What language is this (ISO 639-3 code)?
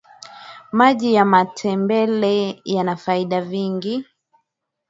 swa